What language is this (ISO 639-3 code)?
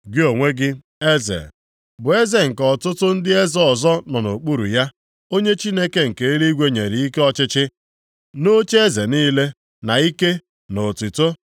ibo